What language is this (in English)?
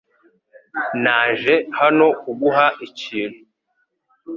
Kinyarwanda